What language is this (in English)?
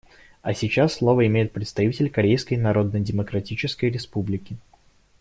Russian